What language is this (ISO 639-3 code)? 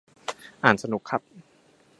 tha